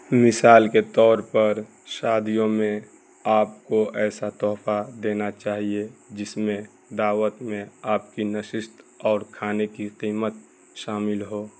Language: Urdu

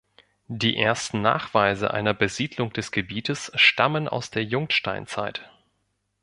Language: German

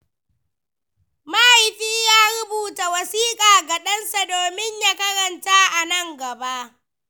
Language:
Hausa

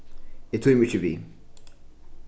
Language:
Faroese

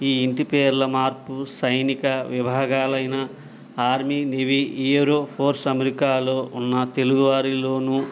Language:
Telugu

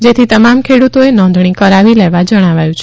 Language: Gujarati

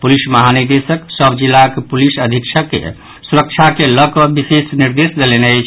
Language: Maithili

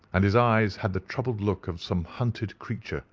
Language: English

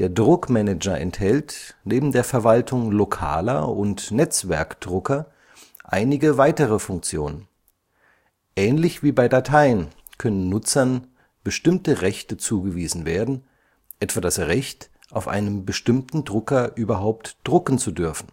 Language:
German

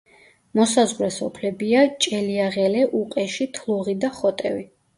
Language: Georgian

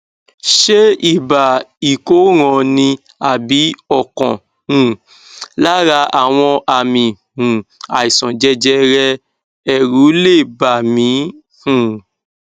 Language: Yoruba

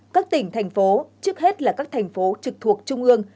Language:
Vietnamese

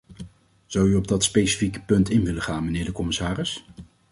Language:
Dutch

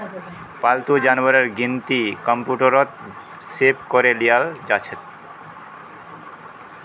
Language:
Magahi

